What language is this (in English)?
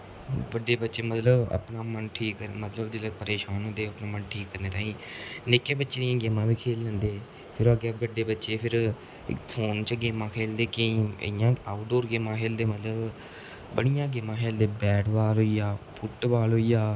Dogri